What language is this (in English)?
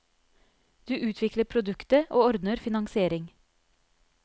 Norwegian